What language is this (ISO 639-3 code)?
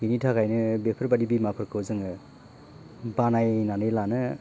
brx